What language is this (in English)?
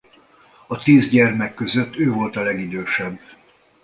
Hungarian